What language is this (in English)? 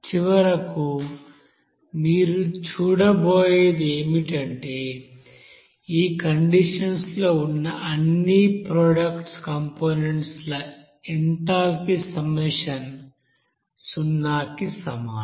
Telugu